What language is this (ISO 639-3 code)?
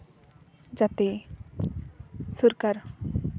sat